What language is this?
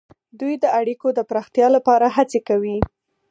Pashto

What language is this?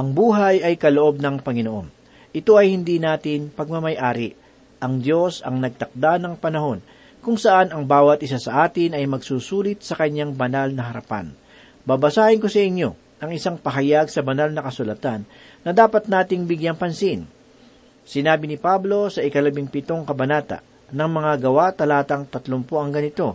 Filipino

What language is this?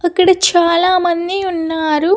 Telugu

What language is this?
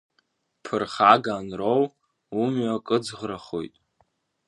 Abkhazian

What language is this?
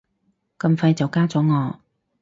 Cantonese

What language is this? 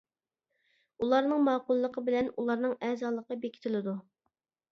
Uyghur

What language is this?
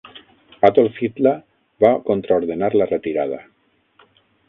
Catalan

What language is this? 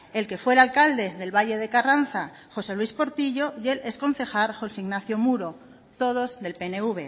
Spanish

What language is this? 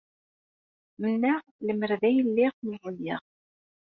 Kabyle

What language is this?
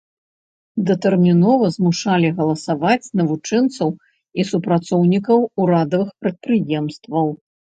Belarusian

